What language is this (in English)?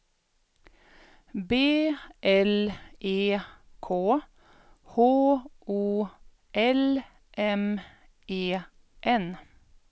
Swedish